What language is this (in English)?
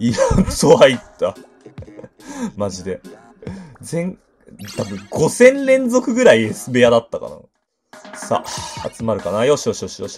Japanese